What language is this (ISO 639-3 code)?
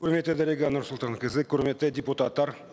kaz